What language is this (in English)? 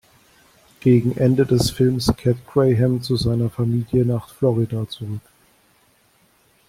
German